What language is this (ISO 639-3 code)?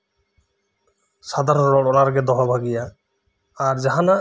sat